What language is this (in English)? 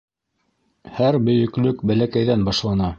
Bashkir